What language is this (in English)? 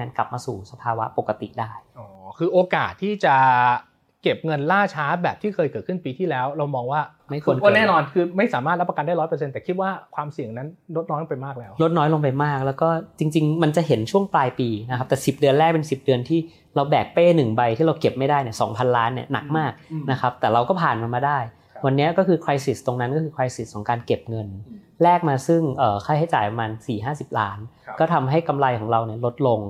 Thai